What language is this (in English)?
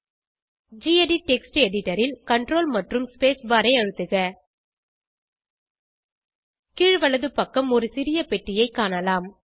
Tamil